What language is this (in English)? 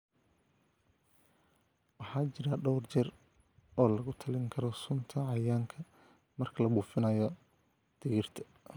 Somali